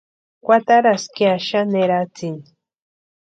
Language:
Western Highland Purepecha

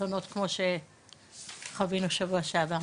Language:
Hebrew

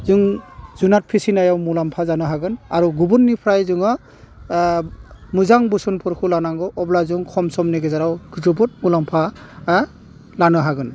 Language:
Bodo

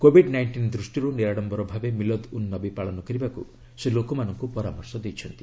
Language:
Odia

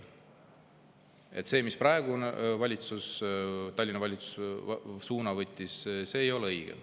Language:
Estonian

